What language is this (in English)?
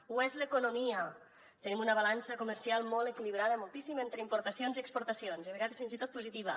Catalan